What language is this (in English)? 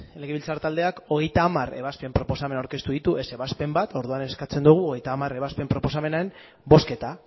Basque